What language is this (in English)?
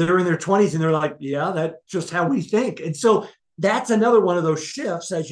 English